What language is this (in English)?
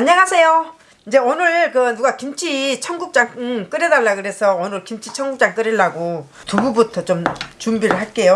Korean